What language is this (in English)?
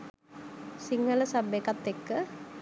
Sinhala